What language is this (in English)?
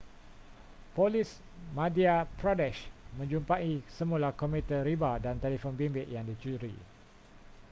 Malay